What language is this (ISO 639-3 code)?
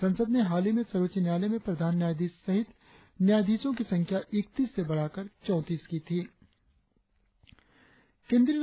hin